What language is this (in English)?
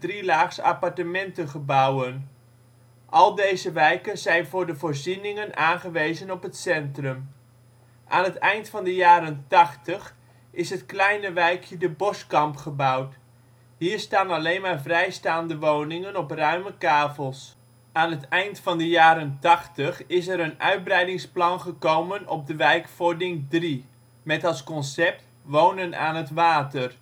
Dutch